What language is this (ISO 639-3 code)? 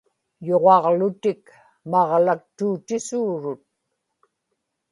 ipk